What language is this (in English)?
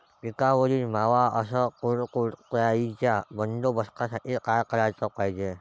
Marathi